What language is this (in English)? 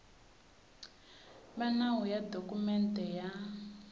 Tsonga